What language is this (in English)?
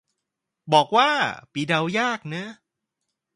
Thai